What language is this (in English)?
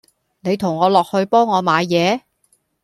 Cantonese